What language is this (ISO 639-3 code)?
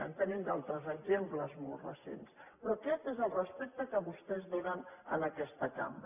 cat